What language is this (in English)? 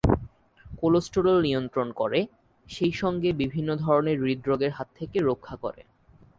Bangla